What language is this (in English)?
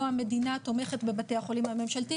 Hebrew